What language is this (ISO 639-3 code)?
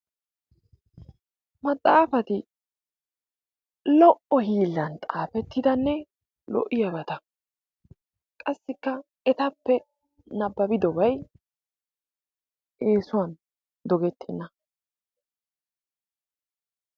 wal